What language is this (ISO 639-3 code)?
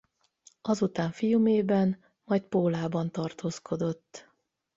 hun